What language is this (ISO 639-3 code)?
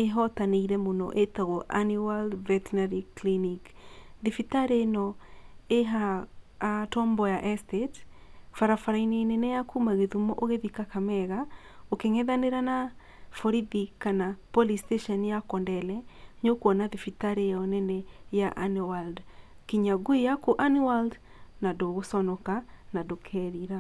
kik